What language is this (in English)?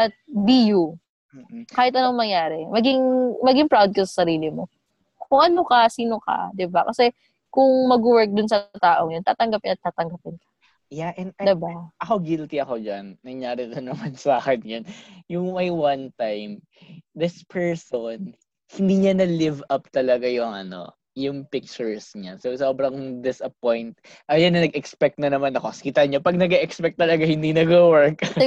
Filipino